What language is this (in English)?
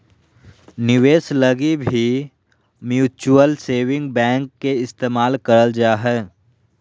Magahi